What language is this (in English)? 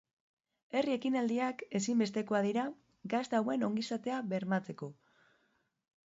Basque